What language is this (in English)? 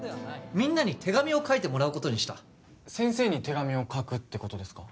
Japanese